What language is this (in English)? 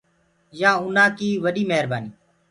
Gurgula